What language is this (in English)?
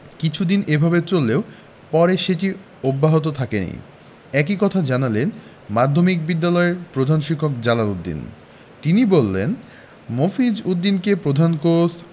Bangla